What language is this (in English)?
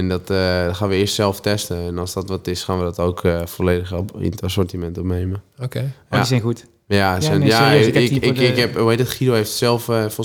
Dutch